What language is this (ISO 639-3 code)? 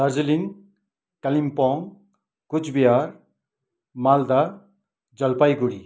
nep